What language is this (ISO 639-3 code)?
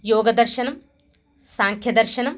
san